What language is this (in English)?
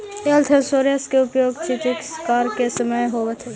Magahi